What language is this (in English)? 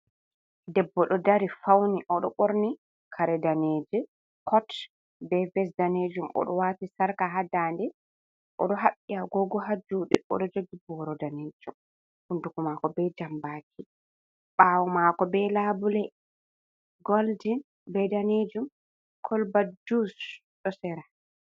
Fula